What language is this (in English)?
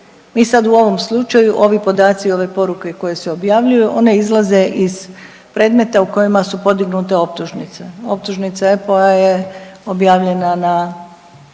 Croatian